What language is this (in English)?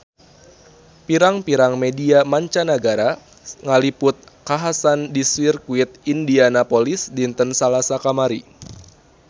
Sundanese